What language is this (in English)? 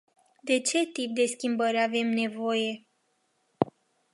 Romanian